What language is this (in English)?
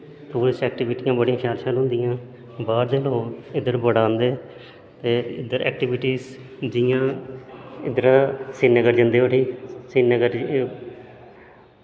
Dogri